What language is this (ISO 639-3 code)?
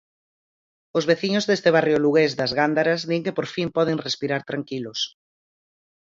glg